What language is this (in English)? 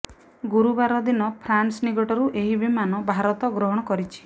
Odia